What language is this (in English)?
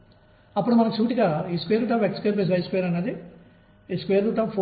Telugu